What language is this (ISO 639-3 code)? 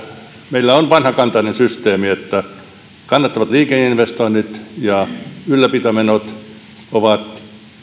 fin